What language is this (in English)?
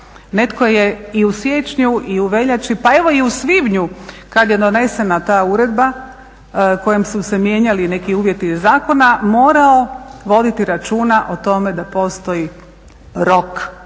Croatian